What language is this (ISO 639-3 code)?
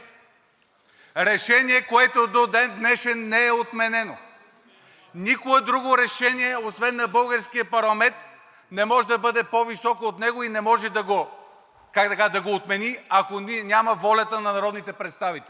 bul